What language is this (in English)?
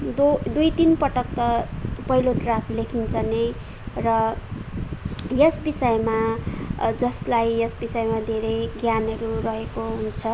Nepali